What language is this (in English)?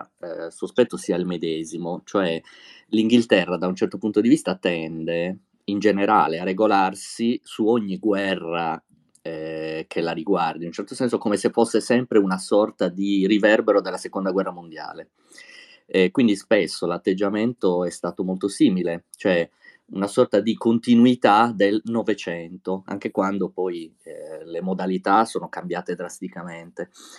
Italian